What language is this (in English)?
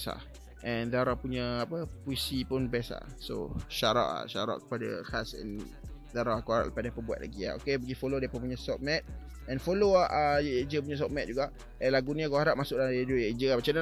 Malay